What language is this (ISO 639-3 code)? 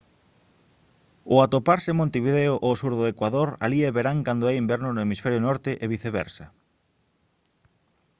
glg